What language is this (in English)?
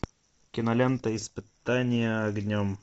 Russian